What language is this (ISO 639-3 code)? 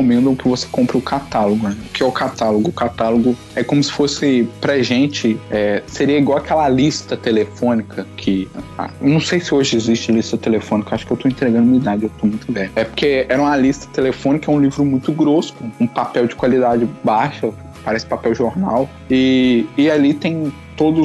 por